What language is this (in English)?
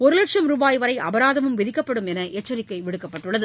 Tamil